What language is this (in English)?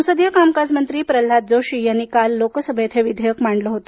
Marathi